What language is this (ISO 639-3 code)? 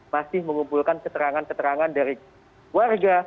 ind